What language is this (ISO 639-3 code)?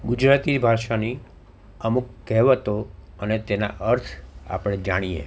guj